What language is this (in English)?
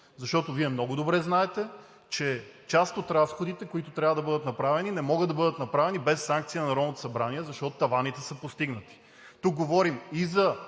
Bulgarian